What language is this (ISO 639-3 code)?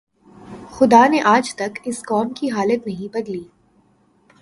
urd